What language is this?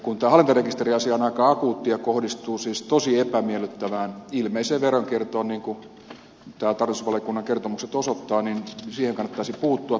Finnish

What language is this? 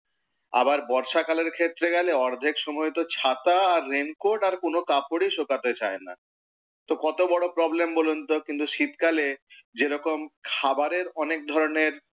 Bangla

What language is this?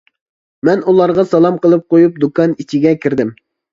Uyghur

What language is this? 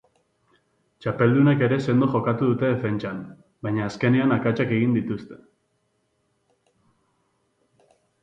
Basque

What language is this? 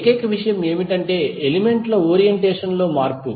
Telugu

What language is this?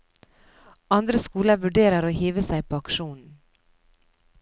Norwegian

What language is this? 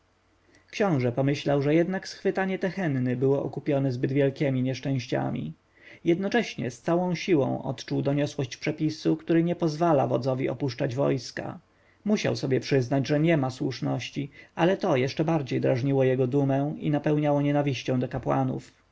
Polish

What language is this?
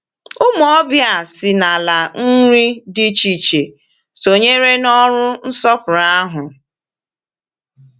Igbo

